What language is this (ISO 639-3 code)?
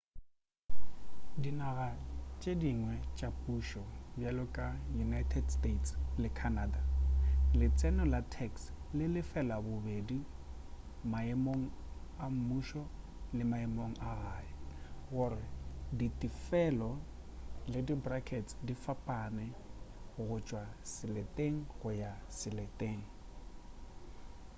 nso